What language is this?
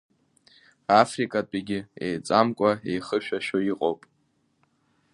Abkhazian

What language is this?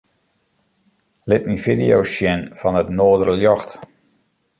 Western Frisian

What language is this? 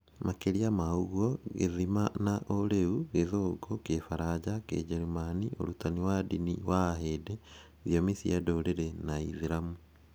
Kikuyu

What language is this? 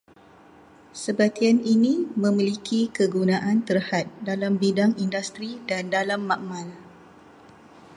Malay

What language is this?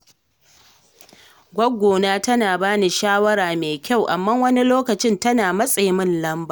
Hausa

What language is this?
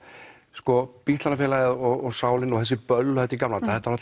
Icelandic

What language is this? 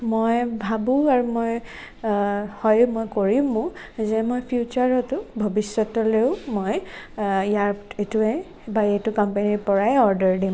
Assamese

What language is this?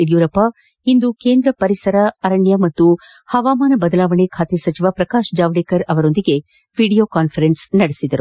Kannada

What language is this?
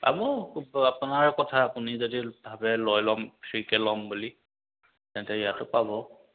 Assamese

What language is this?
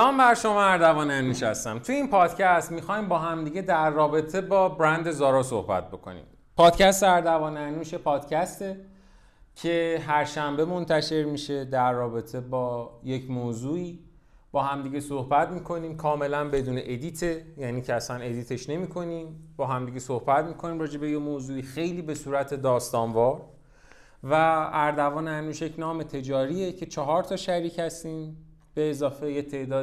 Persian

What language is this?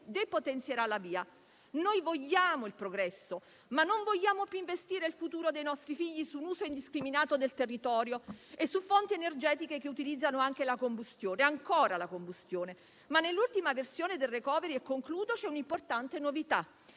Italian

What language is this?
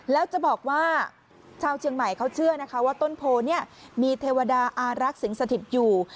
Thai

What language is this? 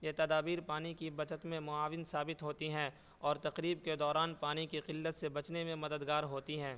Urdu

